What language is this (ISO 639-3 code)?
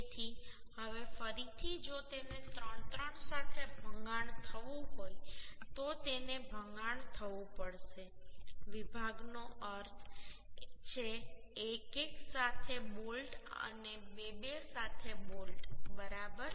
guj